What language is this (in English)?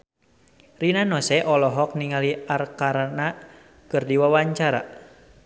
Sundanese